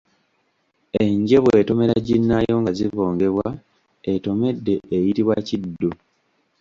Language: Ganda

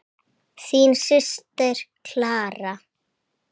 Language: Icelandic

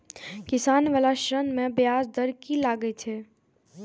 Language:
Maithili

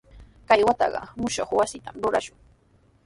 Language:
Sihuas Ancash Quechua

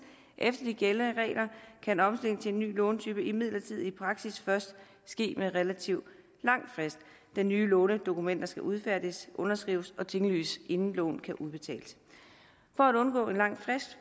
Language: Danish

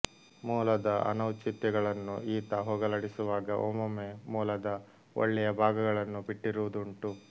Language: Kannada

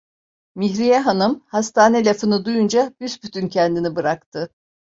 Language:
Turkish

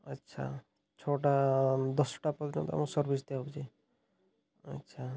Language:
Odia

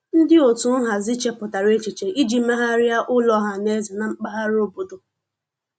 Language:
Igbo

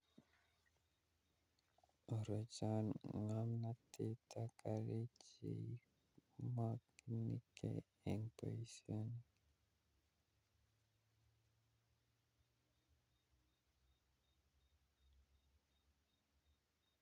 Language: Kalenjin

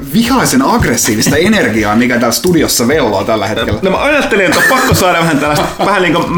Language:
Finnish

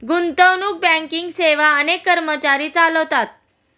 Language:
Marathi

